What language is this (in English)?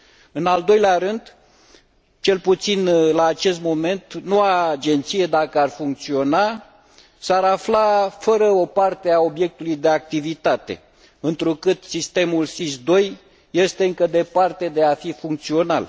Romanian